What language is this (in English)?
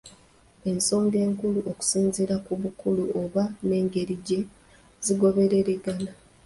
Ganda